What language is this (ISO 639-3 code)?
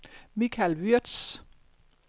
dan